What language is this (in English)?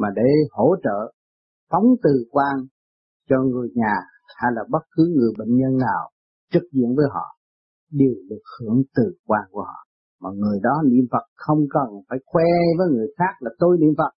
Vietnamese